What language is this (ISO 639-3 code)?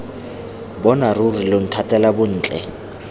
tsn